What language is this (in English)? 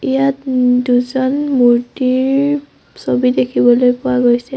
Assamese